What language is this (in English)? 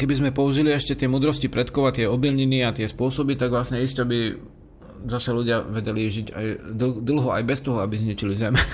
Slovak